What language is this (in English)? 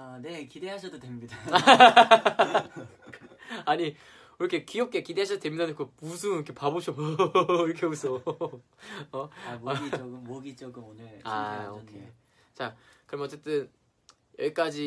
Korean